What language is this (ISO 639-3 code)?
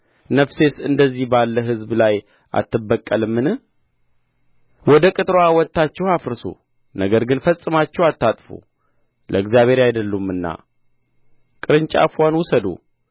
amh